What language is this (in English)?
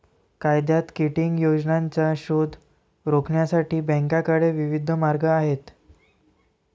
Marathi